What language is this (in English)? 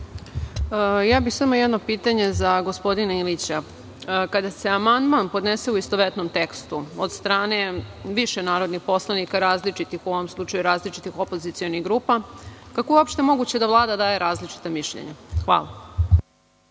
Serbian